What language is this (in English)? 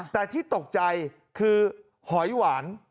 Thai